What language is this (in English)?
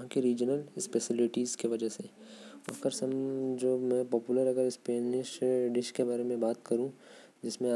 Korwa